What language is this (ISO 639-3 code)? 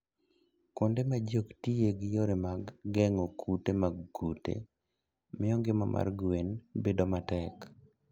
luo